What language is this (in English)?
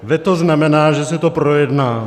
Czech